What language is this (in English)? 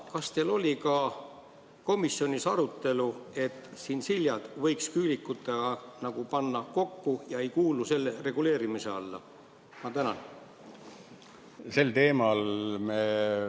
Estonian